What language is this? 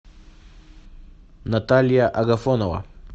Russian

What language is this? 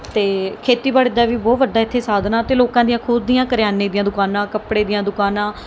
Punjabi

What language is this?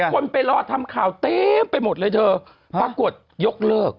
Thai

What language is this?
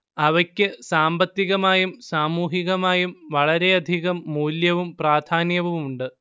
Malayalam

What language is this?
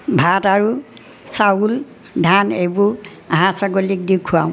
Assamese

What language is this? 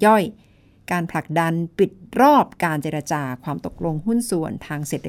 Thai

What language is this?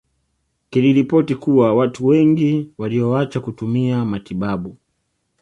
Swahili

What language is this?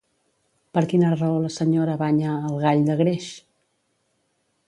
Catalan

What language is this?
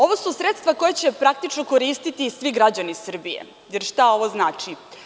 Serbian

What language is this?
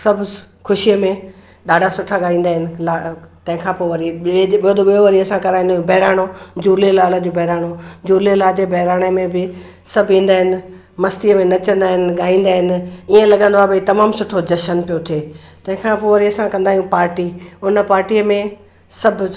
Sindhi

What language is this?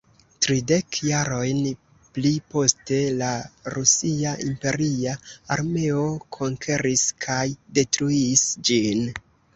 Esperanto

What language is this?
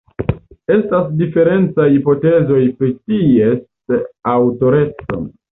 Esperanto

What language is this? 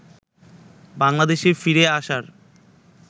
Bangla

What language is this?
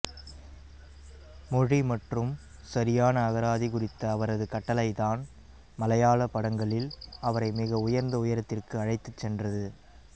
Tamil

